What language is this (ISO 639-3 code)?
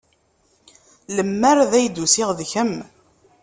kab